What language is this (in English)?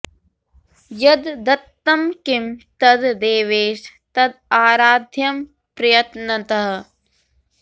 Sanskrit